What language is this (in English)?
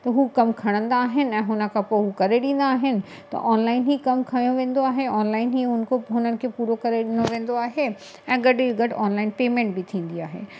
Sindhi